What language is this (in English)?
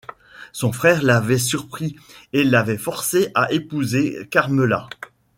French